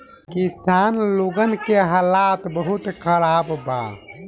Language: Bhojpuri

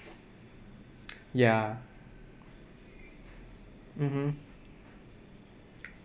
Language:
English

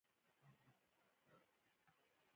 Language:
Pashto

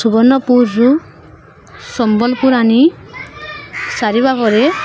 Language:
Odia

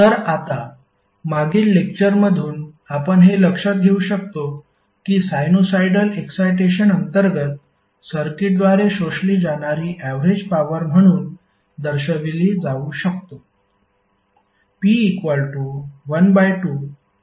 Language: Marathi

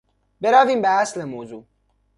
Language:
Persian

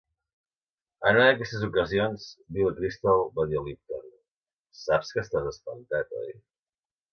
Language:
Catalan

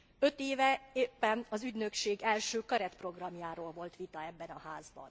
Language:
Hungarian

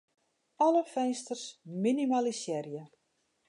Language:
Western Frisian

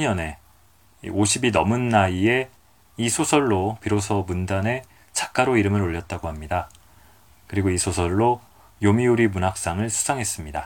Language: Korean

